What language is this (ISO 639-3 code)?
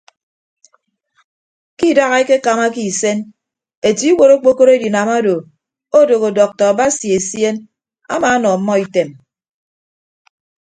ibb